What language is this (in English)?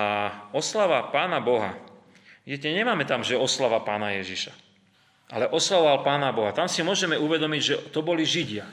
Slovak